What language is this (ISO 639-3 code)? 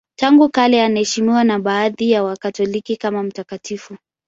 swa